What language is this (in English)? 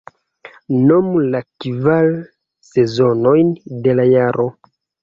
Esperanto